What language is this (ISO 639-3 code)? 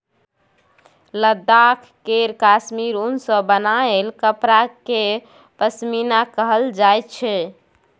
mai